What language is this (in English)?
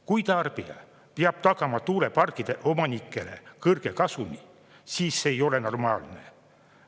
Estonian